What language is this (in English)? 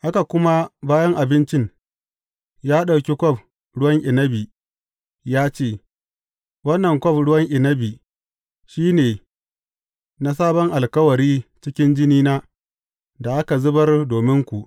Hausa